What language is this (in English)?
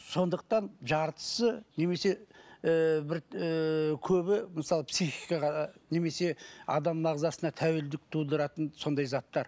Kazakh